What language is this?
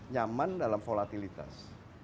Indonesian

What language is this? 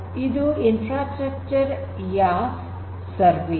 Kannada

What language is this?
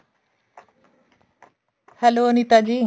Punjabi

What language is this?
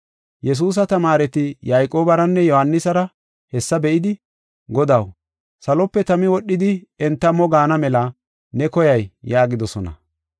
Gofa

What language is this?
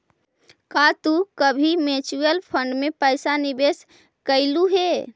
Magahi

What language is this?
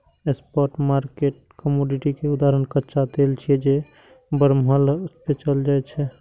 Maithili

